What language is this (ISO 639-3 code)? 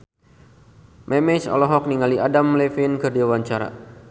sun